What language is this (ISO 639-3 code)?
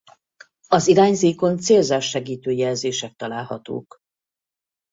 hun